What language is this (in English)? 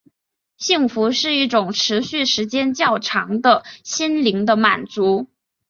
Chinese